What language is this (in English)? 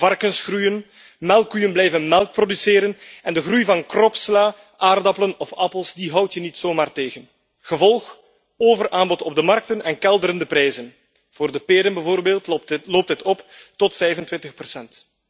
Dutch